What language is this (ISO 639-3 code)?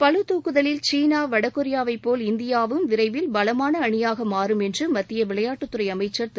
tam